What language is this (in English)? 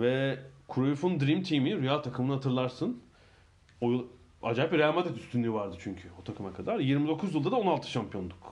Turkish